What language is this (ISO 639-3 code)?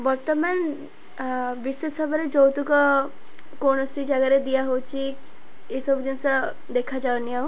ori